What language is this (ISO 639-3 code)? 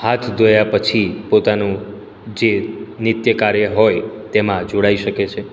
guj